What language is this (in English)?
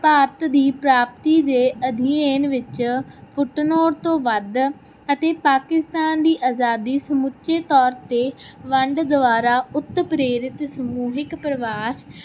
Punjabi